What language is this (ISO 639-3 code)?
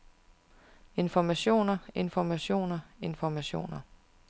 dan